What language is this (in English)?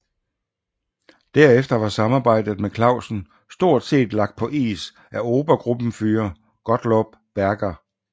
Danish